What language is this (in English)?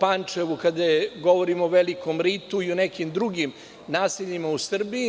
Serbian